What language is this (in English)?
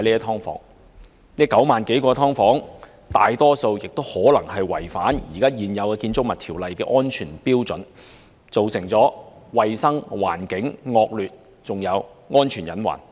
Cantonese